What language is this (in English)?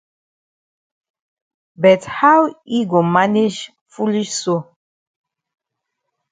Cameroon Pidgin